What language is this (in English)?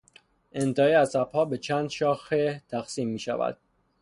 Persian